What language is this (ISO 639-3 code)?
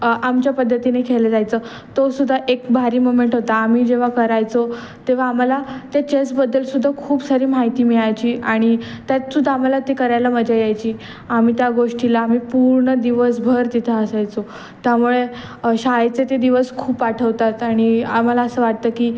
mar